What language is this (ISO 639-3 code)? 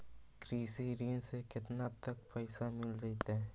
mag